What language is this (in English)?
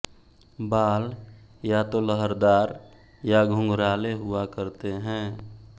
Hindi